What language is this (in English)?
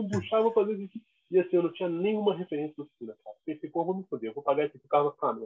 Portuguese